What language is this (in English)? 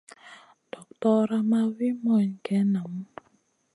Masana